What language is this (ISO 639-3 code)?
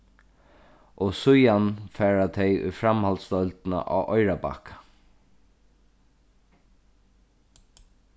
fao